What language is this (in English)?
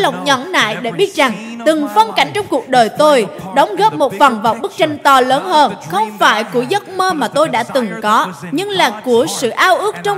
Vietnamese